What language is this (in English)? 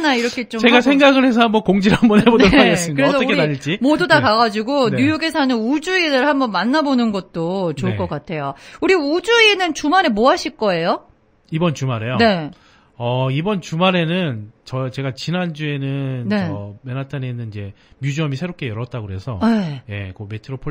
Korean